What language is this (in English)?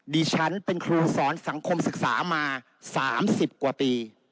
Thai